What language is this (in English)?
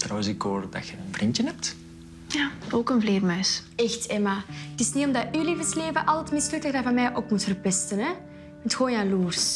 Dutch